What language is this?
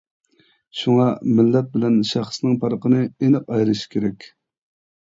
Uyghur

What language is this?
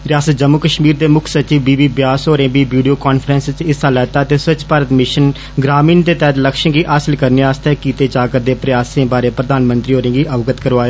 Dogri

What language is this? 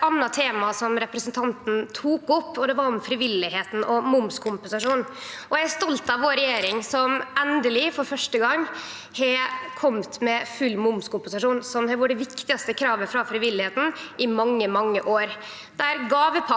Norwegian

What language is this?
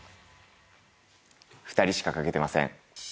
Japanese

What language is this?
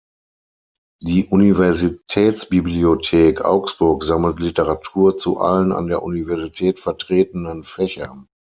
German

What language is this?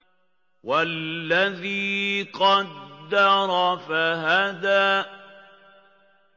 Arabic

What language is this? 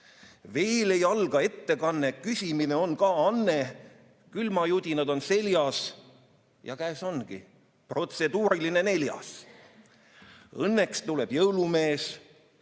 Estonian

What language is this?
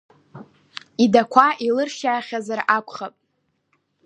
Abkhazian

